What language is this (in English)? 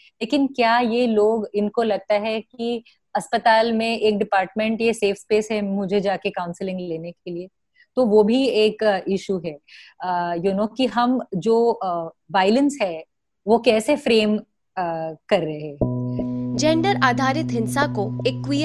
Hindi